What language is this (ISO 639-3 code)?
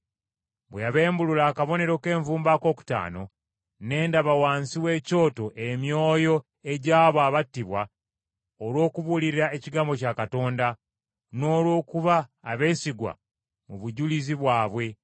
lug